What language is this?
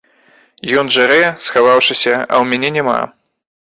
Belarusian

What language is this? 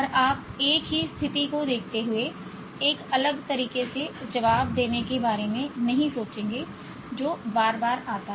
Hindi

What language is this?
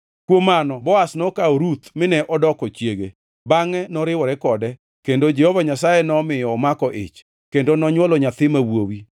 Luo (Kenya and Tanzania)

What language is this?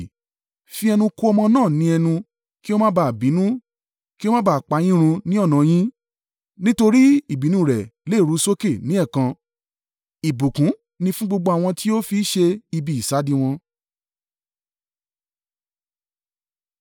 Yoruba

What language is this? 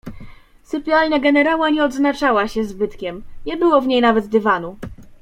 Polish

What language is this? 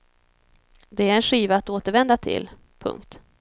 Swedish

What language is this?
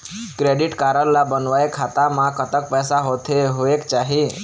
Chhattisgarhi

